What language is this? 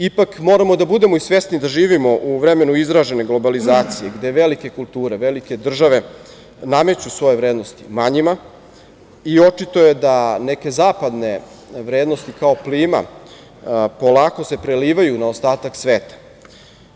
Serbian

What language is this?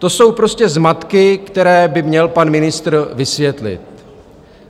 Czech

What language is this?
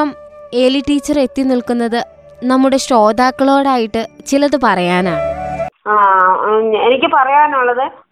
Malayalam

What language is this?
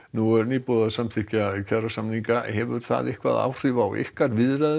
Icelandic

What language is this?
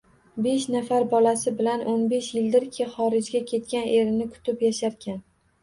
Uzbek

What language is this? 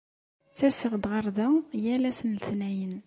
Kabyle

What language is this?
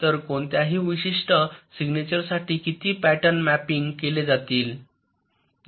Marathi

